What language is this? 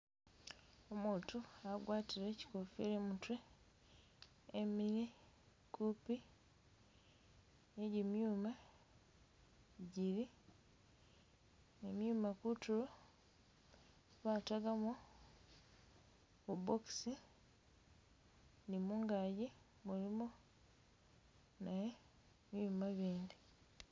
Masaaba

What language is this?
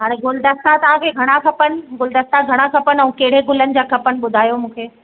Sindhi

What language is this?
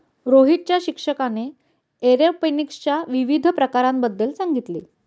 Marathi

